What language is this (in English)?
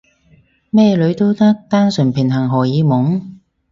Cantonese